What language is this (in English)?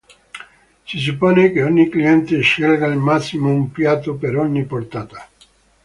Italian